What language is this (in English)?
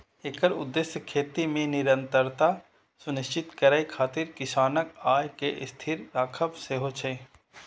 Maithili